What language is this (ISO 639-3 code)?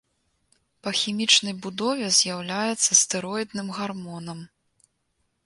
bel